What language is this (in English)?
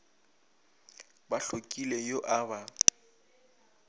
Northern Sotho